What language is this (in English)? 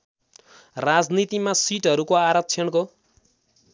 Nepali